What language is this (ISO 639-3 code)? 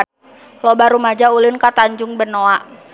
sun